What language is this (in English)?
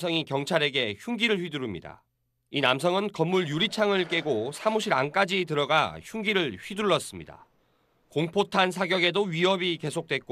Korean